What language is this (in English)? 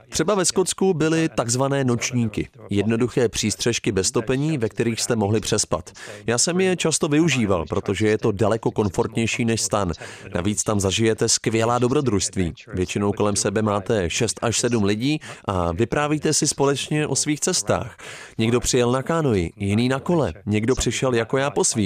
Czech